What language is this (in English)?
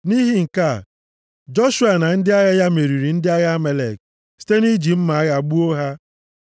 Igbo